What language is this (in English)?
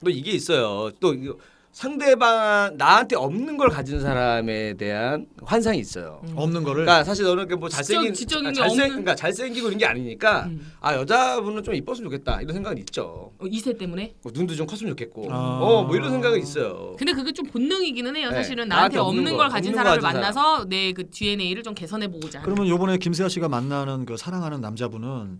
Korean